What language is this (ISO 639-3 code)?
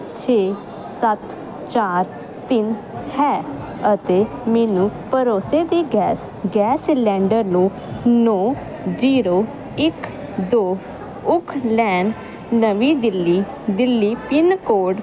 pan